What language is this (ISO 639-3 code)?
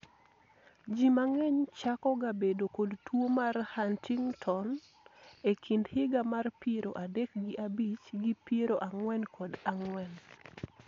luo